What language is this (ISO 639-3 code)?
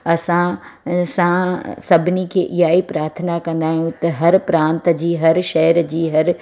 snd